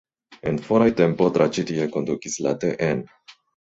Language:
Esperanto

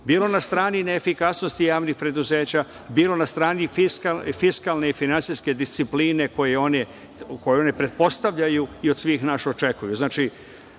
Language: Serbian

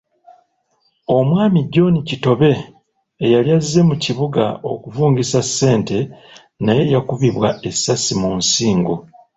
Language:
Ganda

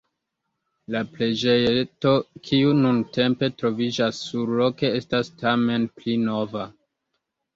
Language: Esperanto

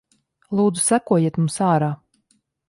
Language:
Latvian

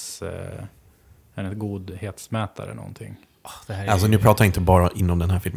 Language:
Swedish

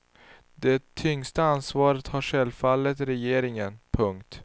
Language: Swedish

